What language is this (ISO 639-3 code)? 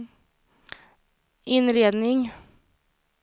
swe